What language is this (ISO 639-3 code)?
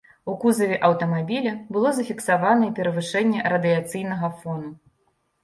bel